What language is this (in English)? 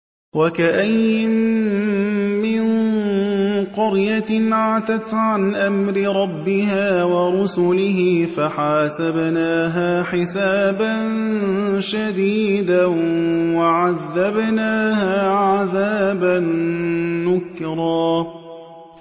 Arabic